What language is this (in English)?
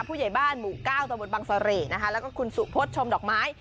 Thai